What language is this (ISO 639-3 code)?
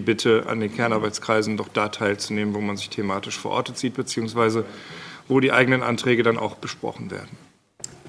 deu